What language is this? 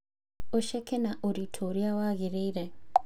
Kikuyu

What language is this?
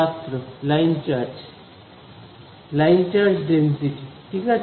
Bangla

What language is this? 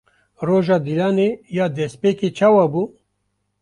Kurdish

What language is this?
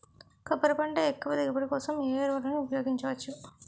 Telugu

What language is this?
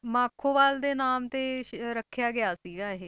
Punjabi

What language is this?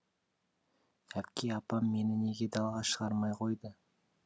Kazakh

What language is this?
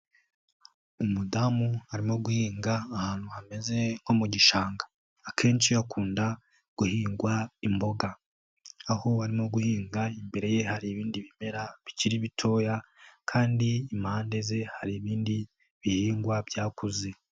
Kinyarwanda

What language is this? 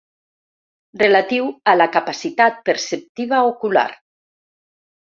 Catalan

